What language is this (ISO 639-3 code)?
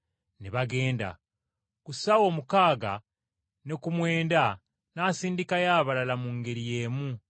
lug